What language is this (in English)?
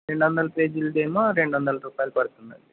Telugu